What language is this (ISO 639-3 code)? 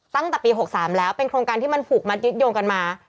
tha